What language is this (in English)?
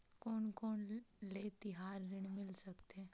Chhattisgarhi